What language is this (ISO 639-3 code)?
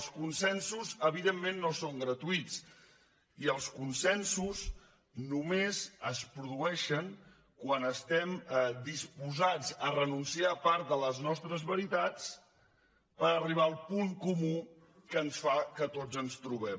cat